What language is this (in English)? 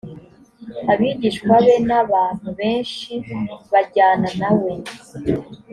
Kinyarwanda